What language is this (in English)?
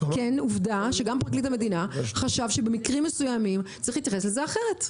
Hebrew